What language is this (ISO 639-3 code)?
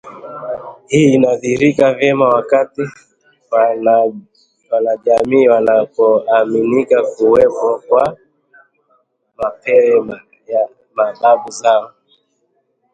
swa